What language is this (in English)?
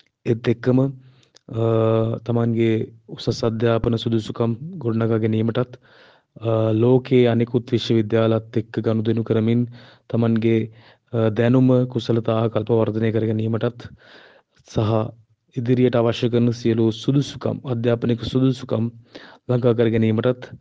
Sinhala